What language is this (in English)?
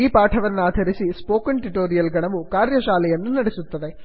Kannada